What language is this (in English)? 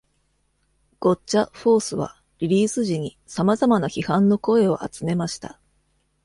Japanese